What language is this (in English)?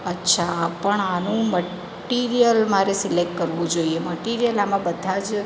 Gujarati